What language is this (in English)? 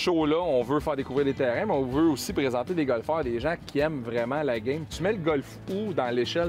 French